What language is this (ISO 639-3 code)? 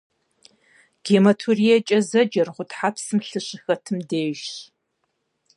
kbd